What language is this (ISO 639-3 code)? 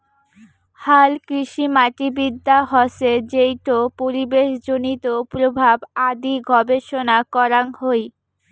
ben